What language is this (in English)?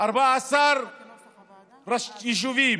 Hebrew